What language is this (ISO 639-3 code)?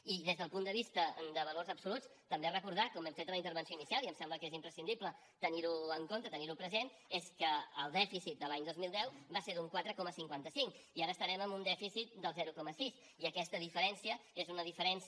cat